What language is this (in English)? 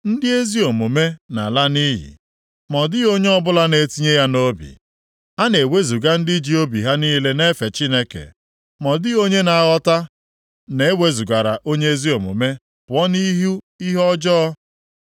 Igbo